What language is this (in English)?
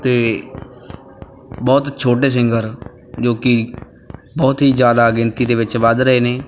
Punjabi